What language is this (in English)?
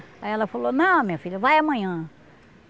Portuguese